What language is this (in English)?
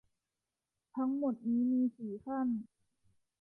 Thai